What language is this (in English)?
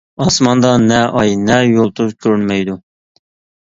Uyghur